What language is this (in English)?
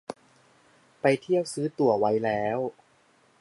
Thai